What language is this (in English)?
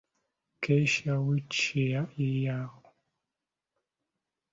Ganda